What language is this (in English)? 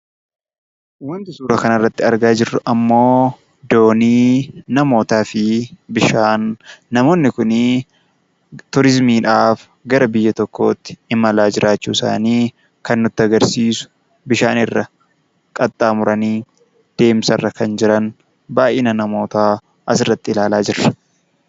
Oromo